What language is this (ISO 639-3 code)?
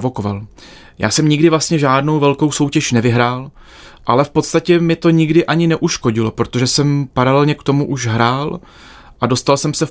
ces